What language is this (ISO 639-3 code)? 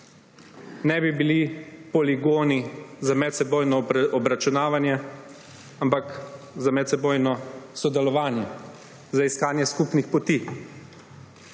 slv